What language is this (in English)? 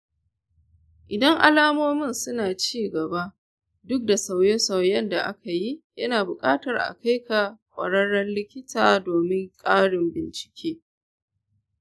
Hausa